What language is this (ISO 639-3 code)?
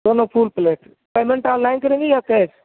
urd